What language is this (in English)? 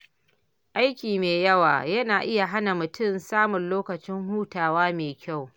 Hausa